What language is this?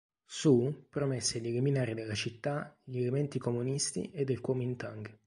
Italian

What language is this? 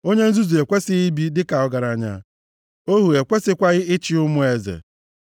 Igbo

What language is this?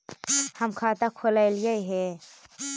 Magahi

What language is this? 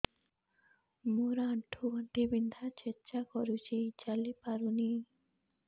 Odia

